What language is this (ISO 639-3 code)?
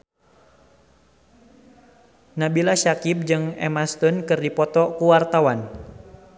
sun